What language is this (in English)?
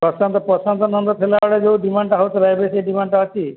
Odia